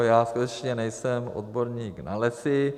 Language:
Czech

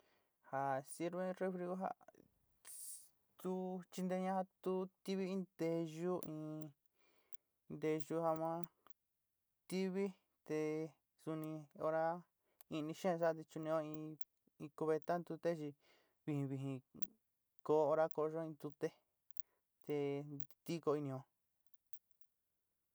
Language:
Sinicahua Mixtec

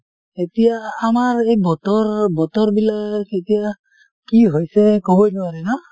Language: Assamese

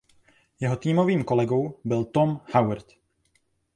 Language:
Czech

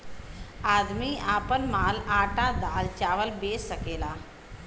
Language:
Bhojpuri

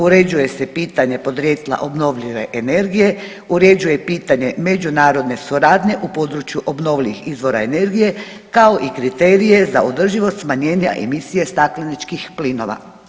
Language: Croatian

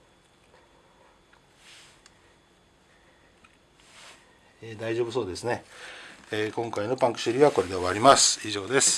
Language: Japanese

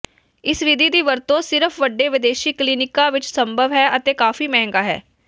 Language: Punjabi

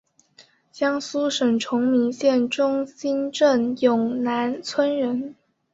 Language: Chinese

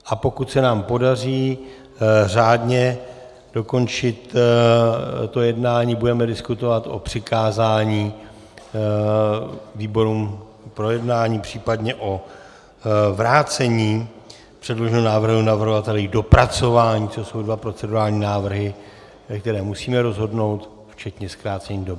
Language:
Czech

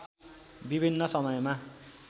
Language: Nepali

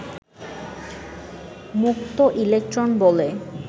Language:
Bangla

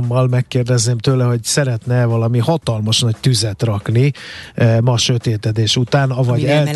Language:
Hungarian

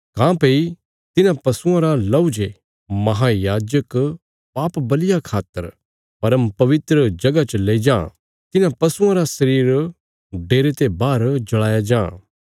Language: Bilaspuri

